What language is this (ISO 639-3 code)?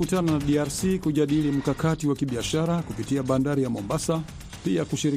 swa